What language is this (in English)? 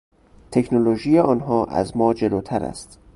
Persian